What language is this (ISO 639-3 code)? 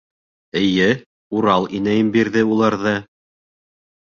bak